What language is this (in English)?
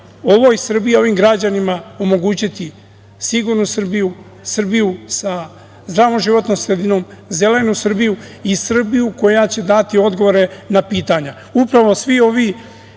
Serbian